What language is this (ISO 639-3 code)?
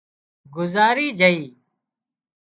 kxp